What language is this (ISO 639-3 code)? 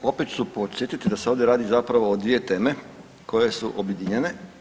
hrv